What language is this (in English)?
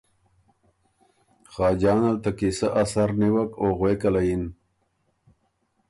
Ormuri